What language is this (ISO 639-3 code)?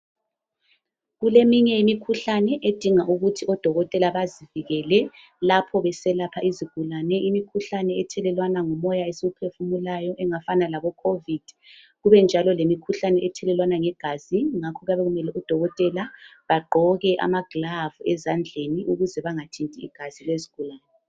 nde